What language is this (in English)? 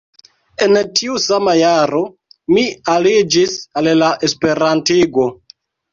Esperanto